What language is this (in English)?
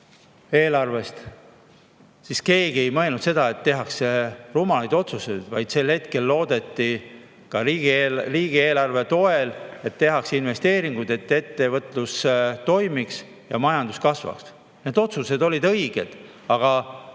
Estonian